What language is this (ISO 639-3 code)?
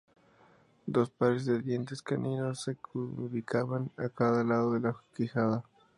spa